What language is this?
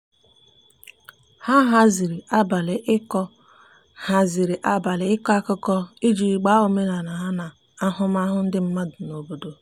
Igbo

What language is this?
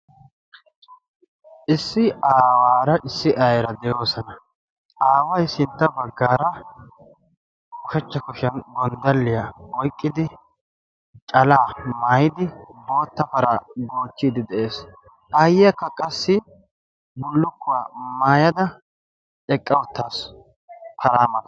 Wolaytta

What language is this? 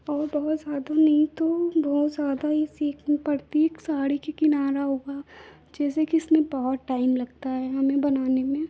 Hindi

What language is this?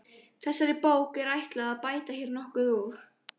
Icelandic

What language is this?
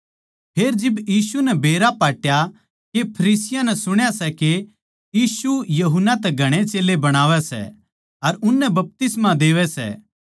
Haryanvi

